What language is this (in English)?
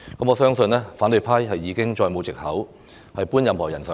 Cantonese